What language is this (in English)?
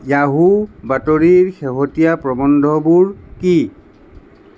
Assamese